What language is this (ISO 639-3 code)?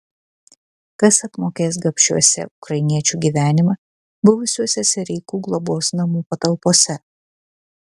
lit